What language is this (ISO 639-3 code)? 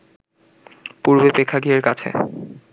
ben